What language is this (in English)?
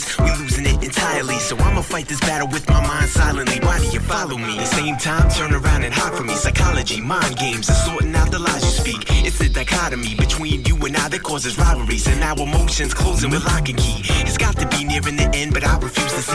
Greek